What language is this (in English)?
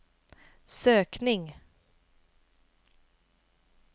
Swedish